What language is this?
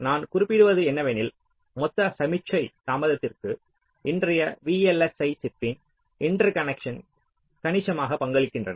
Tamil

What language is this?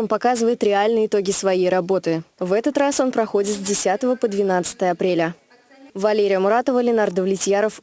Russian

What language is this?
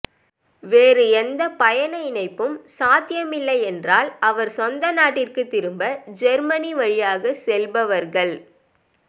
Tamil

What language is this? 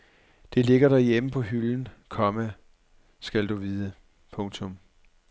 Danish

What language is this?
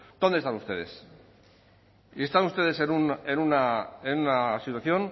Spanish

